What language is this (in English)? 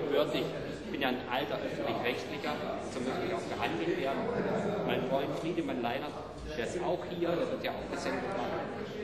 German